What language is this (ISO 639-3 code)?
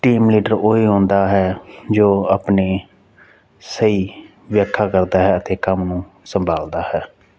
pan